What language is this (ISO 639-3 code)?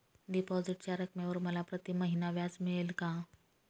mar